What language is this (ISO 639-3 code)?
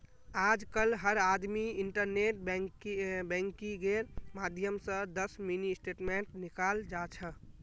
mag